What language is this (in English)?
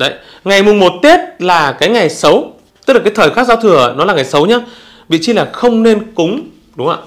Vietnamese